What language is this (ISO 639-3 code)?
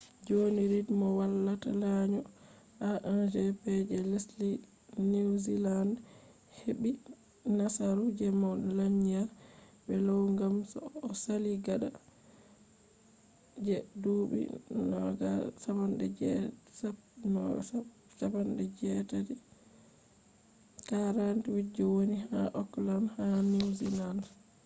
ful